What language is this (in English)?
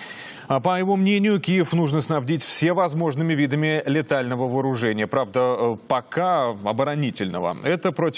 Russian